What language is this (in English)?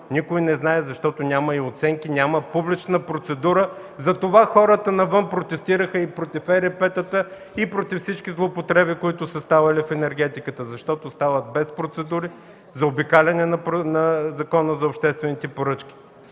Bulgarian